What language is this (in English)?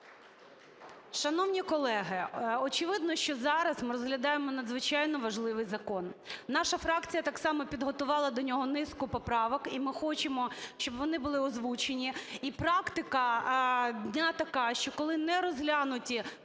Ukrainian